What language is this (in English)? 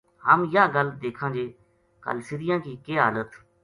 Gujari